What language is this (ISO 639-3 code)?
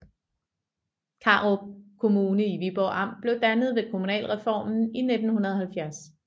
dan